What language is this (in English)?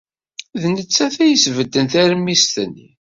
Kabyle